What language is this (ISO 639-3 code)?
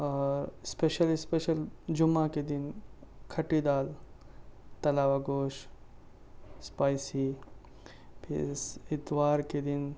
urd